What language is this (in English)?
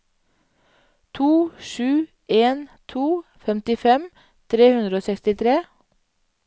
Norwegian